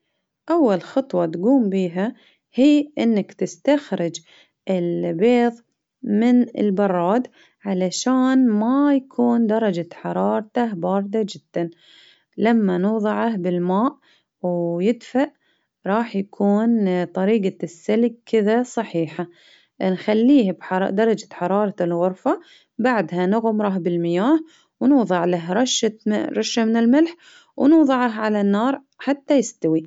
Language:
Baharna Arabic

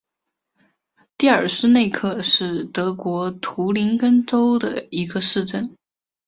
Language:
Chinese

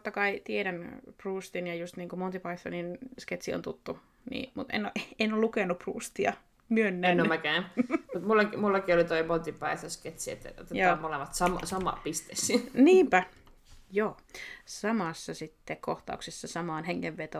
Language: Finnish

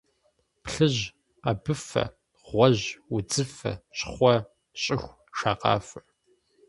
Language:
Kabardian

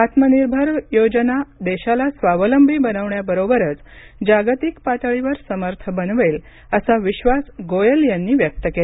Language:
Marathi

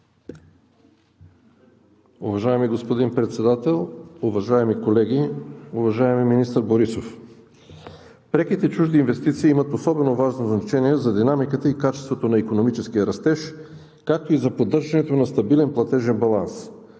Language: Bulgarian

